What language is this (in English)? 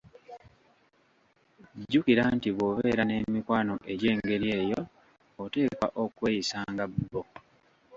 Ganda